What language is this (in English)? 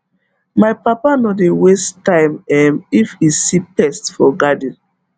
Nigerian Pidgin